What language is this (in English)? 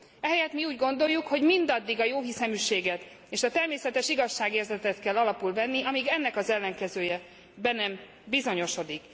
Hungarian